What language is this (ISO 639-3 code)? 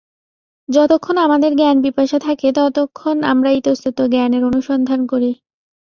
ben